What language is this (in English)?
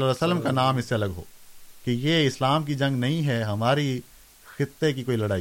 Urdu